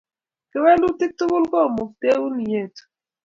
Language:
Kalenjin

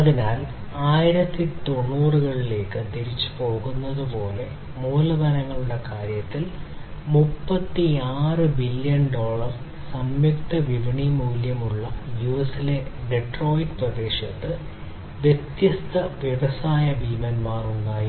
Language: Malayalam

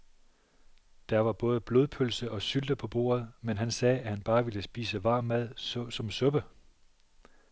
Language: Danish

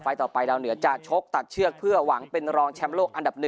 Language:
Thai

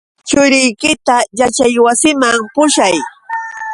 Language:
Yauyos Quechua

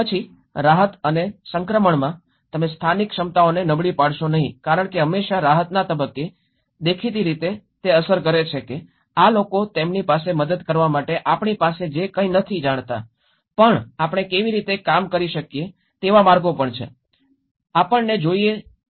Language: Gujarati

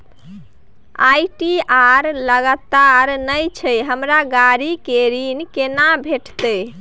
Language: Maithili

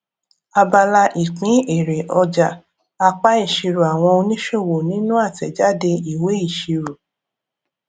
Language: Yoruba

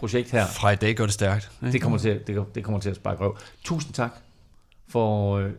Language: Danish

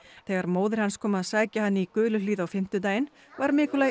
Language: Icelandic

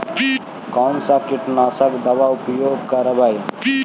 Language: Magahi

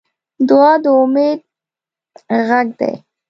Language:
Pashto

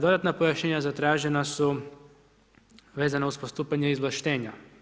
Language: Croatian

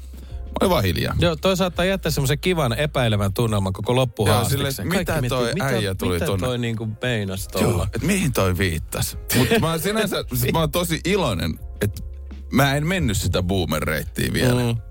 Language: Finnish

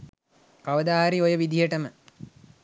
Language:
Sinhala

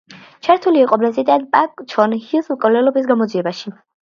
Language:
Georgian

